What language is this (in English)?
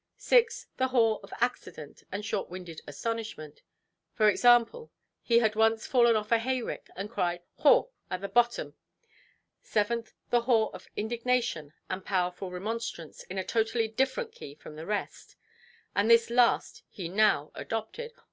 English